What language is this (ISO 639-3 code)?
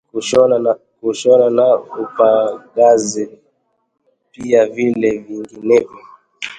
swa